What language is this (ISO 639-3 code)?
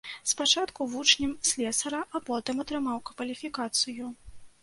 bel